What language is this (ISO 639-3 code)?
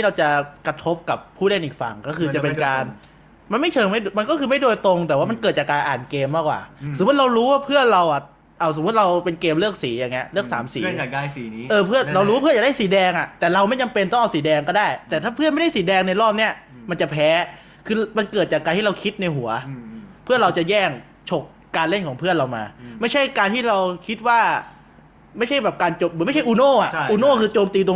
tha